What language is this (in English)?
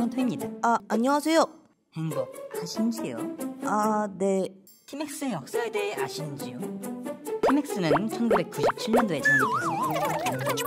Korean